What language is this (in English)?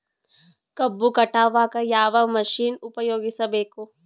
Kannada